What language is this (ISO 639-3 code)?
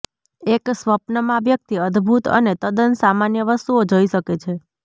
guj